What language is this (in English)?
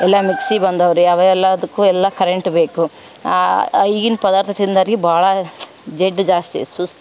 Kannada